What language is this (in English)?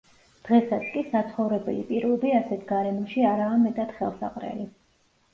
Georgian